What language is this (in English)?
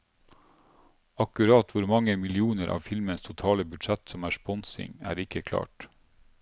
Norwegian